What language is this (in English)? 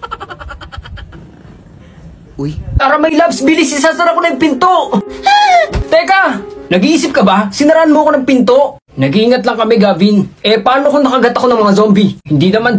Filipino